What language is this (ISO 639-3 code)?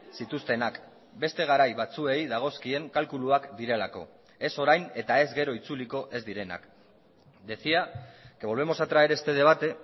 eus